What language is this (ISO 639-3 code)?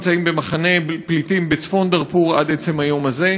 heb